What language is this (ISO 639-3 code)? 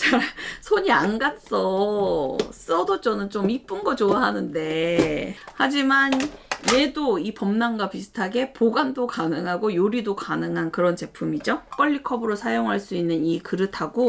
kor